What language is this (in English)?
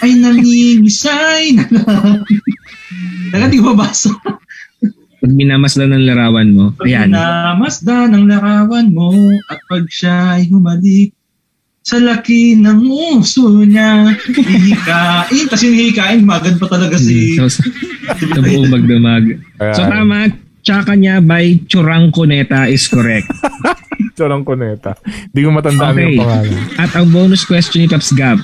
Filipino